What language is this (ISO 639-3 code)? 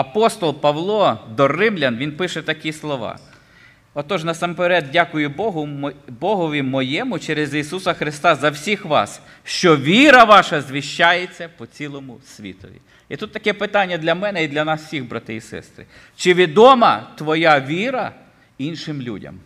ukr